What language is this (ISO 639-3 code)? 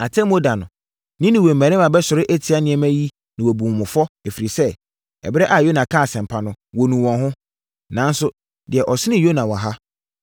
aka